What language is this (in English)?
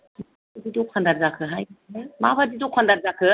Bodo